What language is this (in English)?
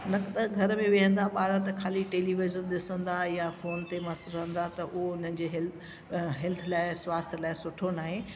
Sindhi